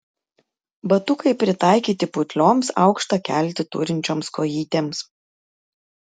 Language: Lithuanian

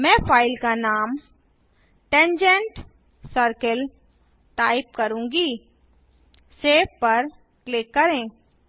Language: Hindi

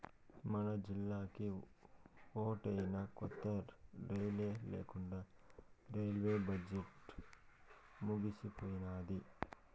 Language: Telugu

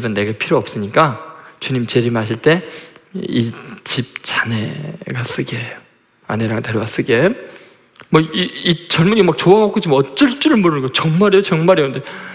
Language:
Korean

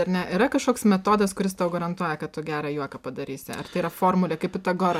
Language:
Lithuanian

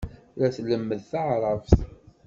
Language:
Kabyle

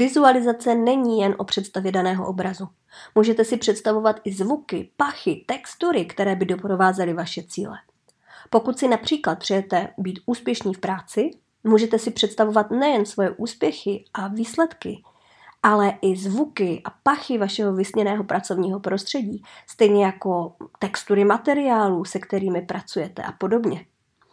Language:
Czech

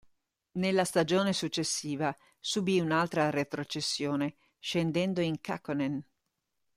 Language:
Italian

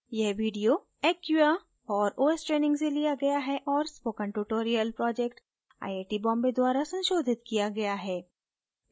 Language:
Hindi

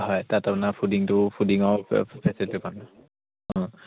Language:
Assamese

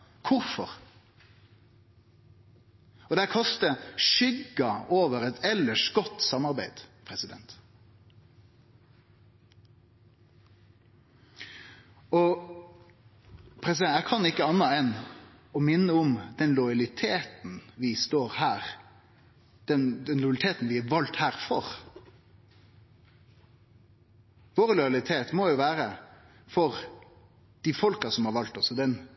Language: Norwegian Nynorsk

